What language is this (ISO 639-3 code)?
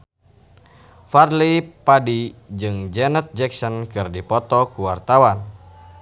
sun